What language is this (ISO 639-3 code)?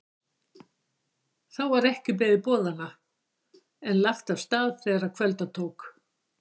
isl